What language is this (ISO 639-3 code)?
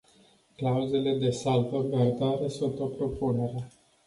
ron